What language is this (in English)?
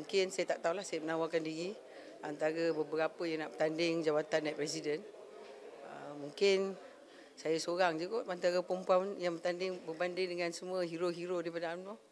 Malay